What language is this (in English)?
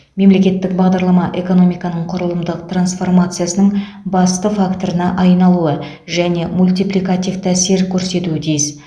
Kazakh